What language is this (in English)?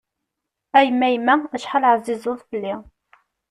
Kabyle